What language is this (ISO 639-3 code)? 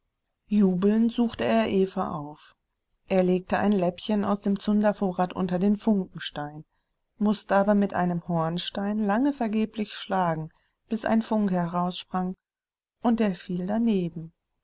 deu